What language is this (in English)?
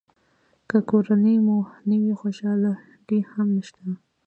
Pashto